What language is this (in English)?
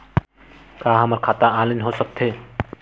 Chhattisgarhi